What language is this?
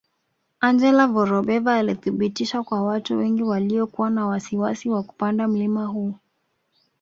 Swahili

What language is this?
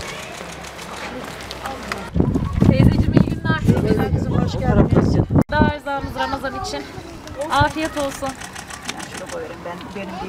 Turkish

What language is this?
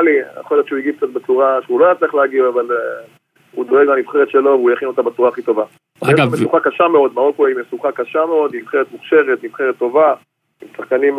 Hebrew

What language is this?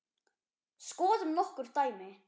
Icelandic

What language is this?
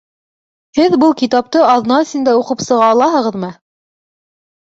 Bashkir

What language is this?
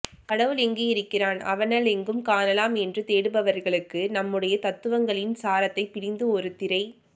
Tamil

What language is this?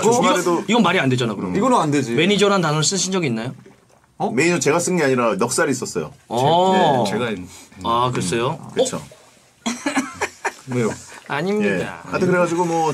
Korean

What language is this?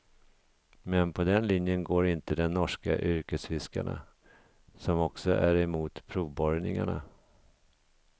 Swedish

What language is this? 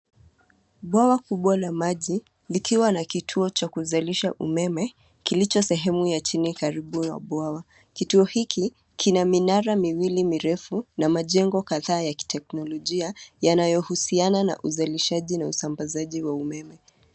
Swahili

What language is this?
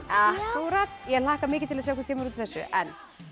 Icelandic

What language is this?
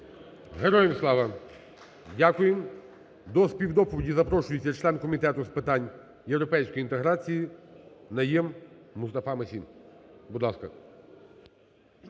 Ukrainian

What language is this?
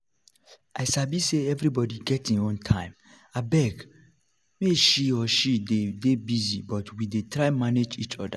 Nigerian Pidgin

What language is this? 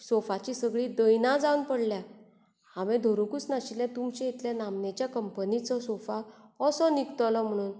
Konkani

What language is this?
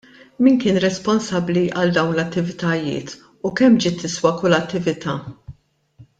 Maltese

